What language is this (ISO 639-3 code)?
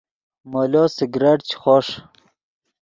ydg